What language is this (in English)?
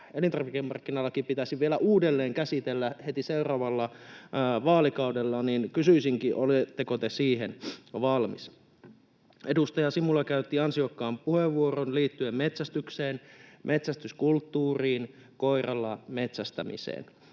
Finnish